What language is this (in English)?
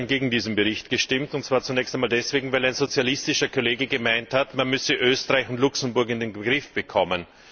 German